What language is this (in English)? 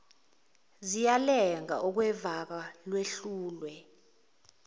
Zulu